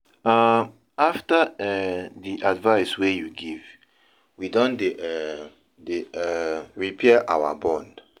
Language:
Nigerian Pidgin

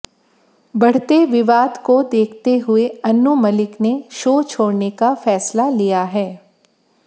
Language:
Hindi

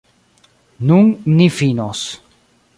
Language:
Esperanto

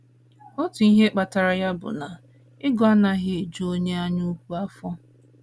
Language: Igbo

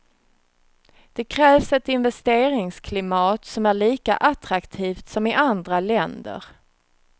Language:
Swedish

